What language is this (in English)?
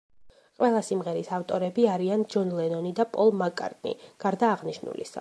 Georgian